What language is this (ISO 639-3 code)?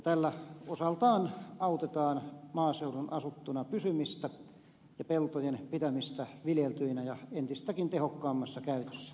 fin